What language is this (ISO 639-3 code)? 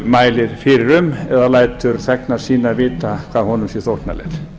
isl